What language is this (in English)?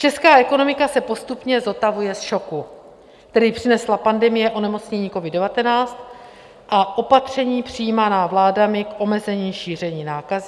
Czech